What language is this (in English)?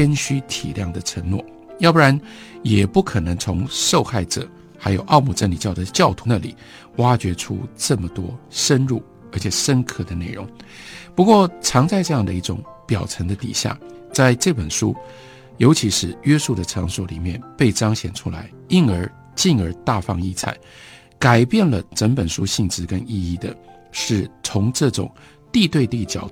Chinese